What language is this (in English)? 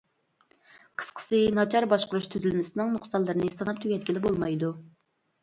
Uyghur